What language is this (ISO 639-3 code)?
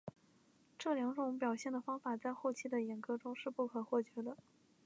zho